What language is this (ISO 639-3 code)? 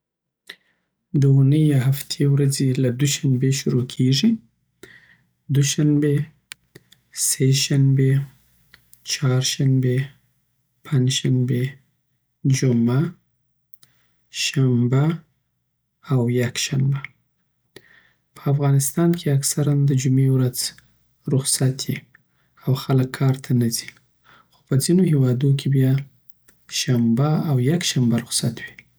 pbt